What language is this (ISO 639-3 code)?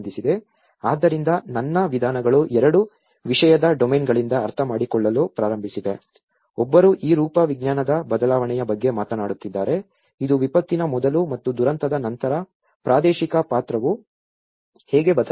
kan